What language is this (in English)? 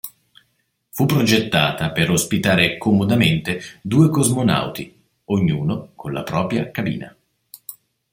Italian